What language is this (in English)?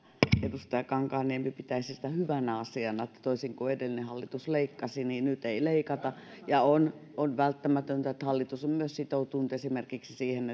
Finnish